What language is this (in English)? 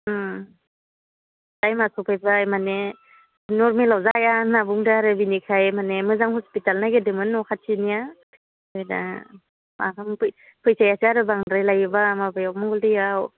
Bodo